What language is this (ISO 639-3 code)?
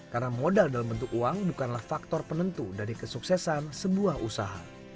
ind